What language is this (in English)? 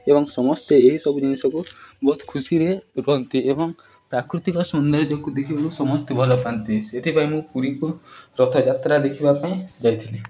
Odia